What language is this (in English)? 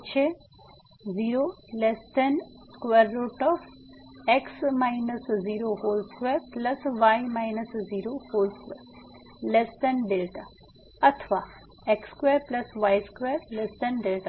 Gujarati